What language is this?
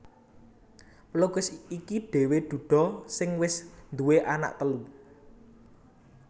Javanese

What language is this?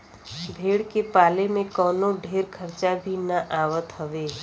Bhojpuri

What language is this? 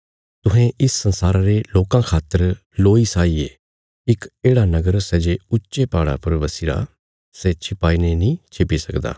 Bilaspuri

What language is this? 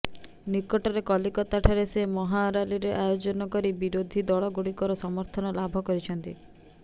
Odia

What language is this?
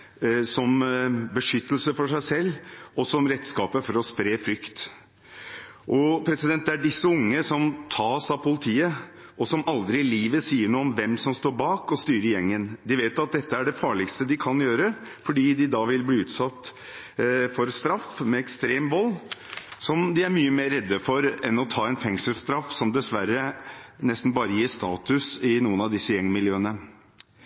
Norwegian Bokmål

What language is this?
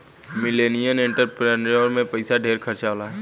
Bhojpuri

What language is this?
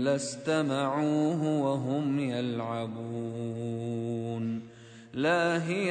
Arabic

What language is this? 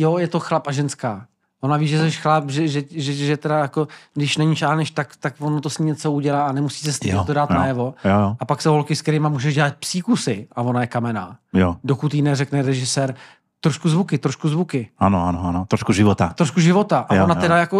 Czech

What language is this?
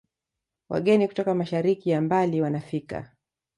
Swahili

